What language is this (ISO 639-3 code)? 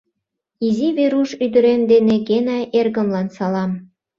chm